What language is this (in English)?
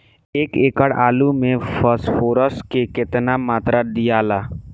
Bhojpuri